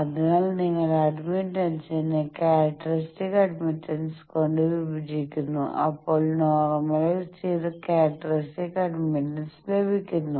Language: Malayalam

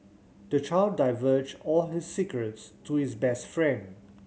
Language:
English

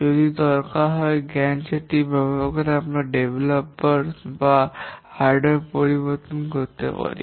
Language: Bangla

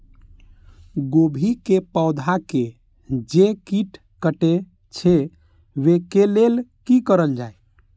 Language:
Maithili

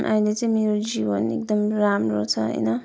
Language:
Nepali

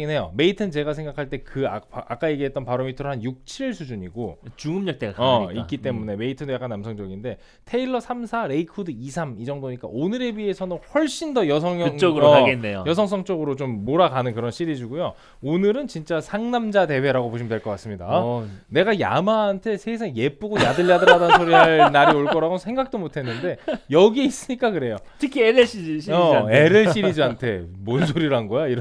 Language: Korean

